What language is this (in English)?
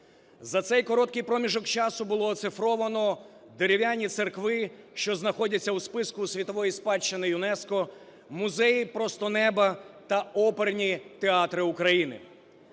Ukrainian